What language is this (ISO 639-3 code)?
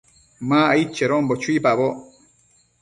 mcf